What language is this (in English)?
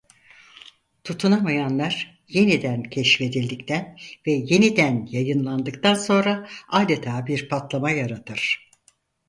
Turkish